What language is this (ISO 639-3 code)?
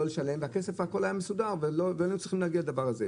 heb